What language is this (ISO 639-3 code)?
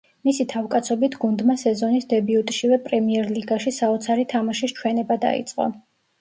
kat